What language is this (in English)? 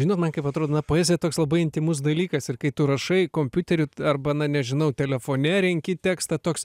Lithuanian